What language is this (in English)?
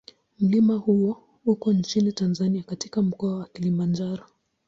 Swahili